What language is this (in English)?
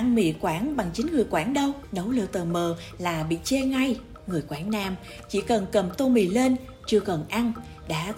Vietnamese